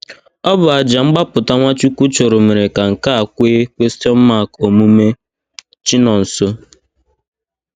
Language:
Igbo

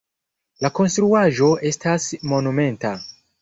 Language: Esperanto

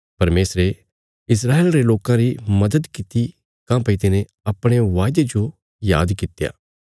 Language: Bilaspuri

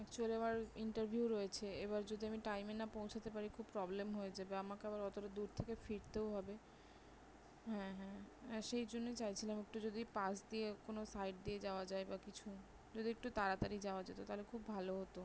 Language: Bangla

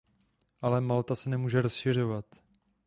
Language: Czech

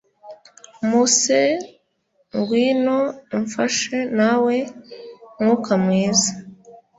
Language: Kinyarwanda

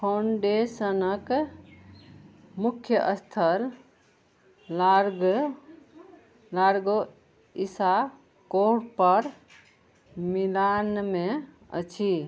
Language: Maithili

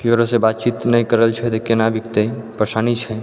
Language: Maithili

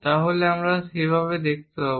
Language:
Bangla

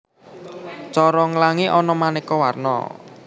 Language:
Javanese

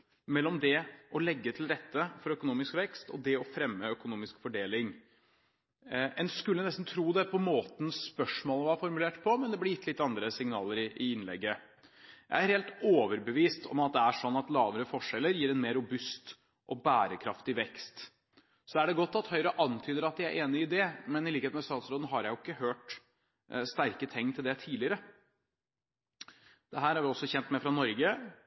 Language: Norwegian Bokmål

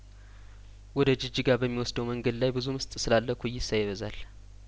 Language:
Amharic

